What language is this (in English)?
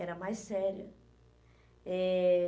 Portuguese